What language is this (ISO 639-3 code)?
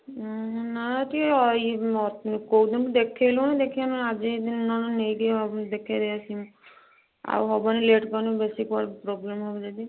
ori